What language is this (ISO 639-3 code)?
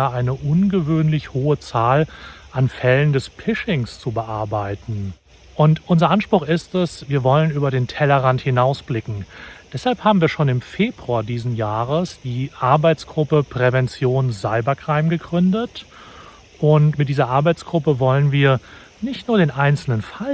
deu